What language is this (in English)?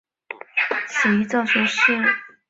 Chinese